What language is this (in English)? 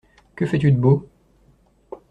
French